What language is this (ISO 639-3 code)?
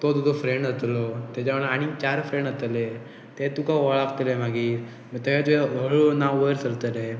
kok